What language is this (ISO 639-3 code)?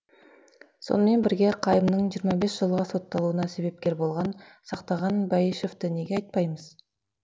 kaz